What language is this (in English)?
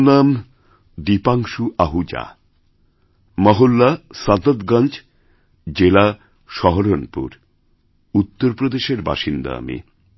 Bangla